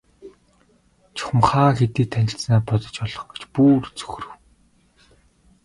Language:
Mongolian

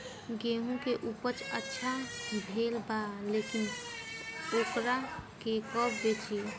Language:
Bhojpuri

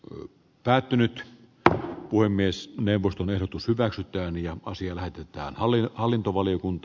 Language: Finnish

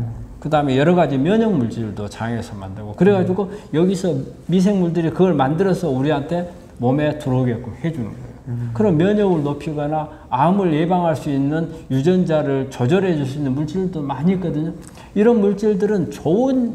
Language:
Korean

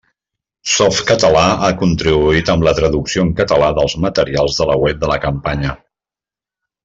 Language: Catalan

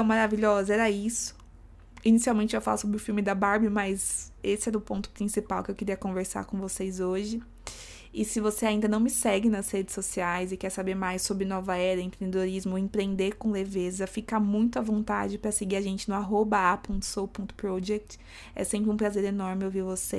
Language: Portuguese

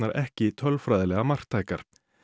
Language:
Icelandic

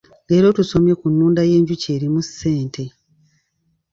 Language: Ganda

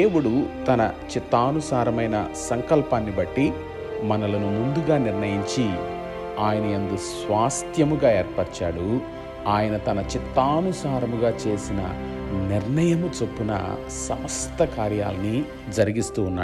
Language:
Telugu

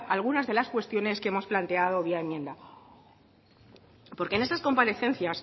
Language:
Spanish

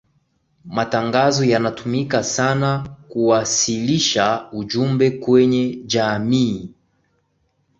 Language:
Swahili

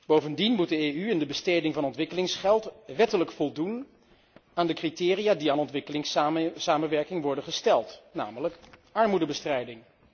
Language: Dutch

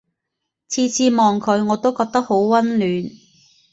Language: Cantonese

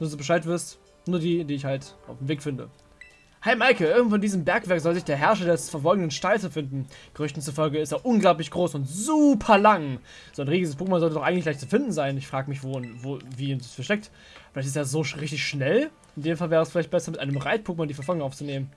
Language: German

